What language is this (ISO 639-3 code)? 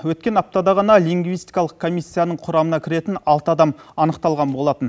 kaz